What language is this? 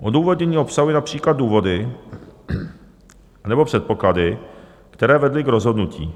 Czech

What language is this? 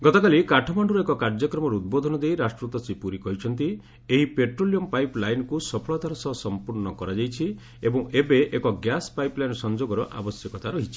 Odia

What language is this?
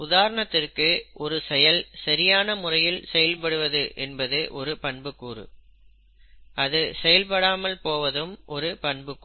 Tamil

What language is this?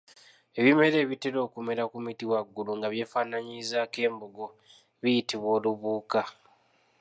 Ganda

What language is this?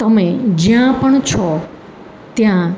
Gujarati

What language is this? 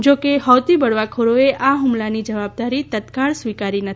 Gujarati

